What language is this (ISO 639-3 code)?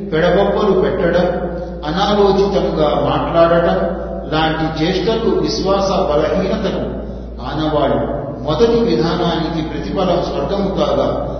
tel